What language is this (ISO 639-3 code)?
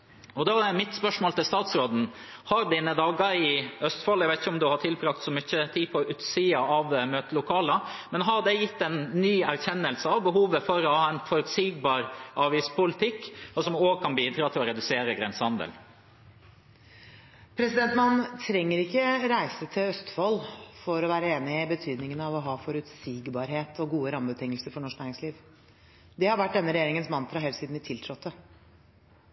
nob